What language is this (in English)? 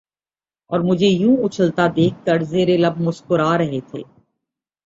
Urdu